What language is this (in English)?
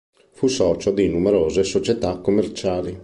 Italian